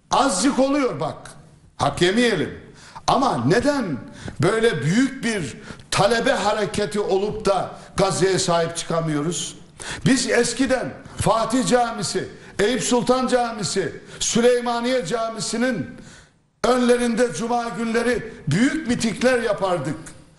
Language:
Turkish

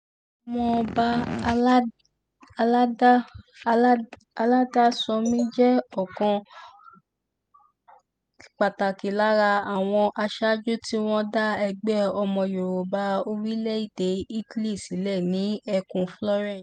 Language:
Yoruba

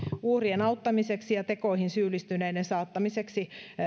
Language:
Finnish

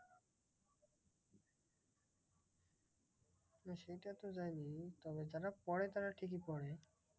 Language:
Bangla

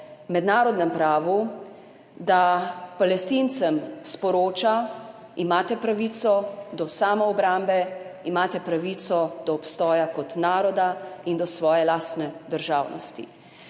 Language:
Slovenian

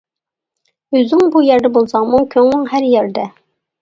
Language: Uyghur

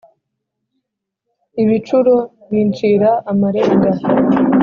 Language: Kinyarwanda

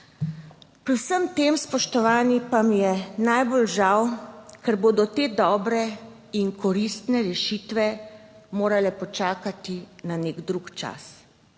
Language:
Slovenian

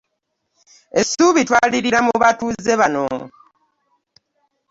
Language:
Ganda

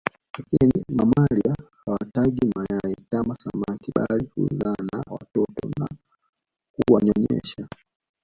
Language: Swahili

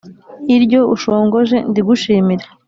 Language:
Kinyarwanda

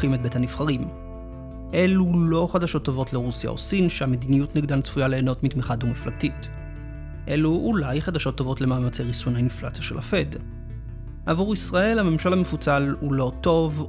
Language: Hebrew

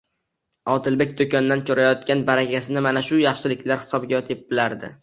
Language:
Uzbek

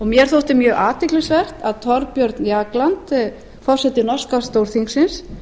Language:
Icelandic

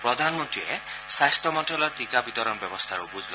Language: Assamese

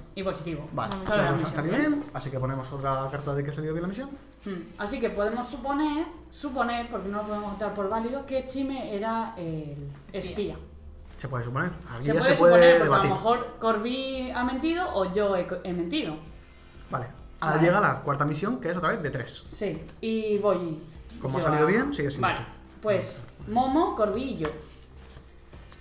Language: Spanish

